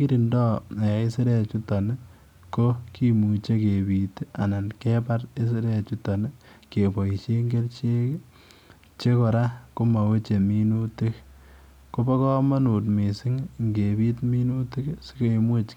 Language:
Kalenjin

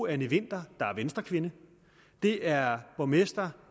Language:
Danish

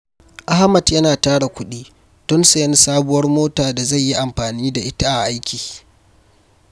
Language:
Hausa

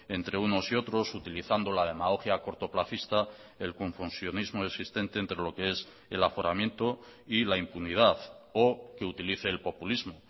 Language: Spanish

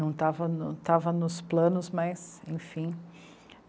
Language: Portuguese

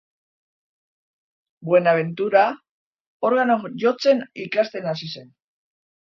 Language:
Basque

